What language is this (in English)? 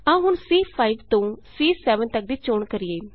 Punjabi